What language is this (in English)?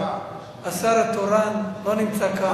Hebrew